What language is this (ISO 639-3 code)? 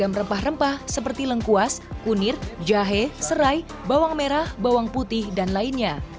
ind